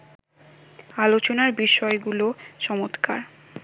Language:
Bangla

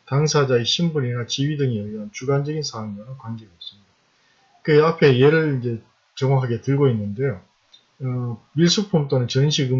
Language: Korean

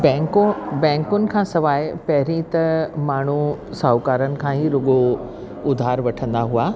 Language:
Sindhi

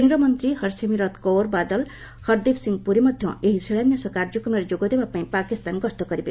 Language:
Odia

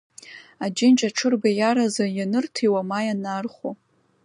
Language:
Abkhazian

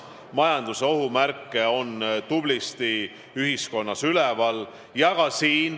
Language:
Estonian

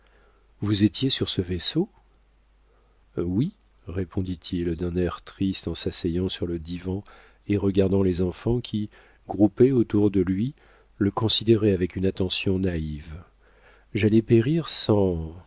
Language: French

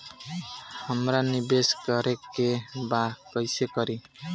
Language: Bhojpuri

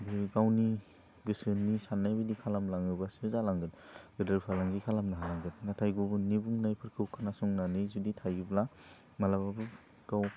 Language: Bodo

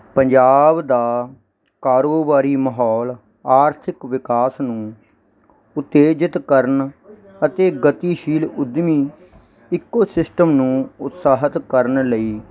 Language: Punjabi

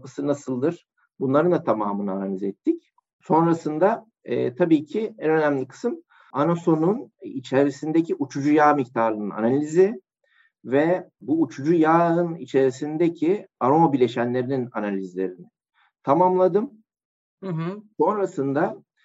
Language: Turkish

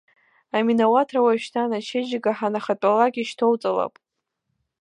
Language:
Abkhazian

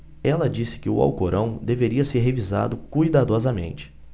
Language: Portuguese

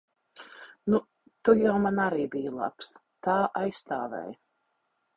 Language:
Latvian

